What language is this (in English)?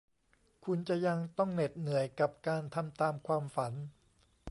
Thai